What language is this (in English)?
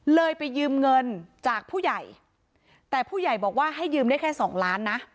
Thai